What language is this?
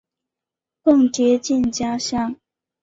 Chinese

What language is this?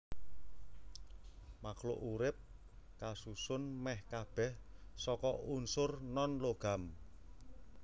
Javanese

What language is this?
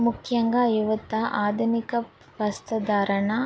Telugu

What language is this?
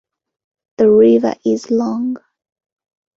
English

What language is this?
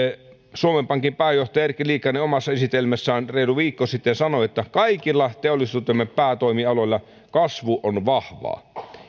Finnish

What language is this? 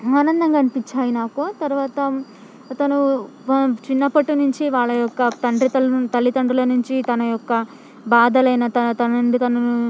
Telugu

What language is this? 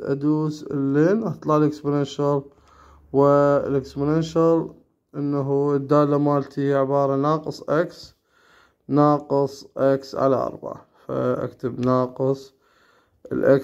Arabic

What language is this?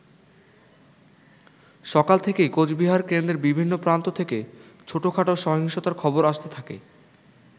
Bangla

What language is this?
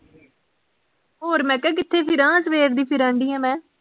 Punjabi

